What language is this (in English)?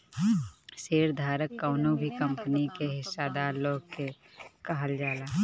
Bhojpuri